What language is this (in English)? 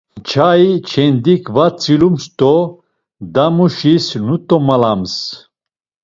Laz